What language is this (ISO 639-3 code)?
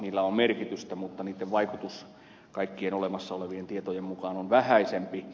fin